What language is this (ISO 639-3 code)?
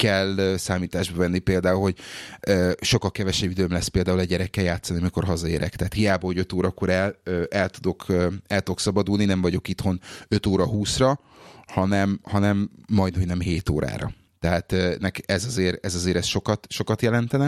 hun